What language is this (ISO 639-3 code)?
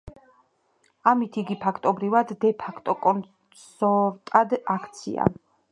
kat